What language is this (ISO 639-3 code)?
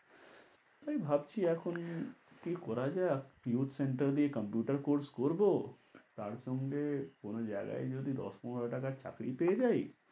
ben